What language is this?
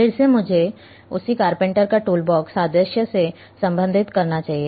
Hindi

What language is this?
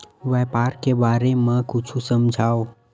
Chhattisgarhi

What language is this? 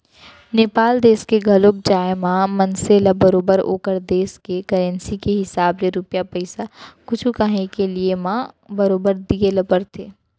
Chhattisgarhi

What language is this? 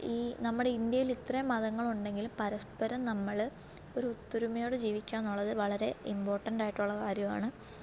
Malayalam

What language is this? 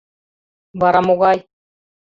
Mari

